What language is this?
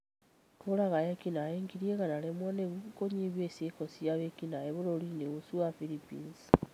Kikuyu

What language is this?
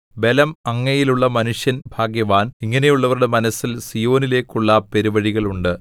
Malayalam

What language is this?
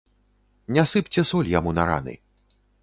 Belarusian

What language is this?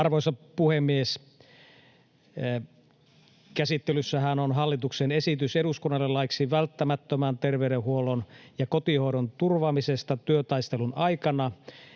Finnish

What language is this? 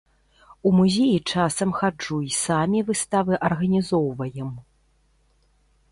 Belarusian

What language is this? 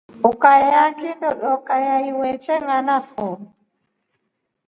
Rombo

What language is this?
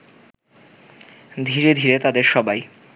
Bangla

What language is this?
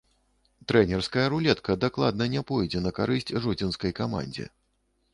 Belarusian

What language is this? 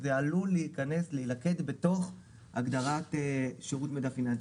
Hebrew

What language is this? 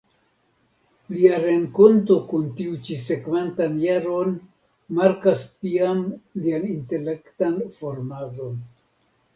Esperanto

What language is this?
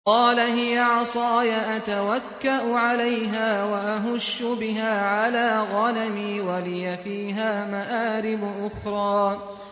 Arabic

